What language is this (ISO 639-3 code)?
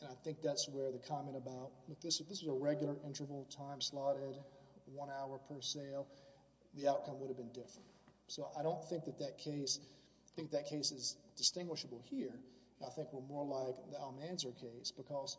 eng